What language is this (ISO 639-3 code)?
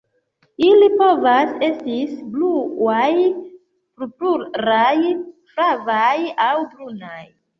epo